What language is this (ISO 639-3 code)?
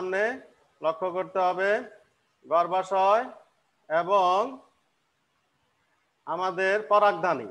hin